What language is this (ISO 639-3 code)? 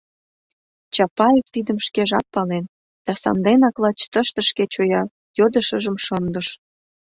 chm